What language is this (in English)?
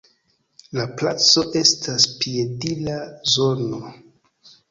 Esperanto